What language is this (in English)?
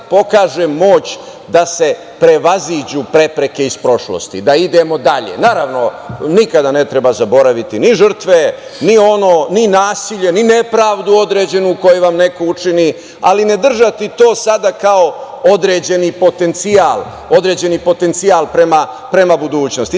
Serbian